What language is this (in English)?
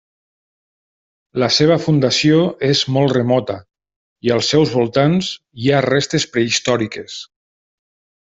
Catalan